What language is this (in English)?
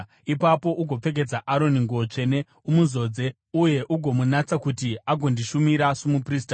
Shona